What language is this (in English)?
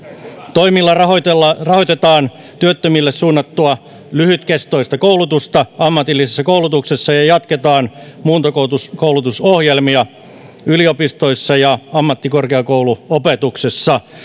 Finnish